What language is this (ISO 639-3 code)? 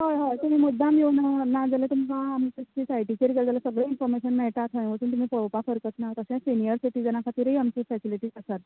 kok